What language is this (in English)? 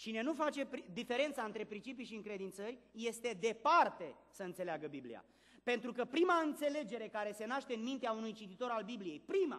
Romanian